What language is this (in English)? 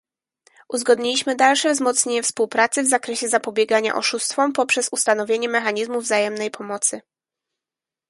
Polish